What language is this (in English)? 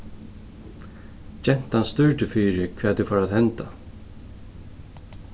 Faroese